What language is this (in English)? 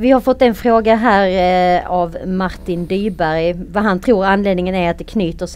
Swedish